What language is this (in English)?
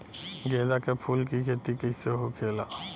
Bhojpuri